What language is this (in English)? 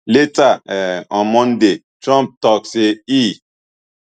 Nigerian Pidgin